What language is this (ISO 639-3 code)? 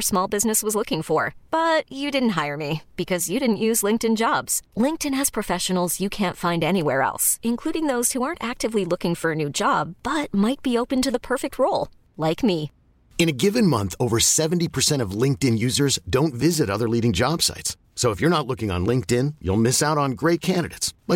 eng